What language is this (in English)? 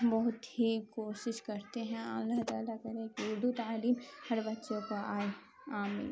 Urdu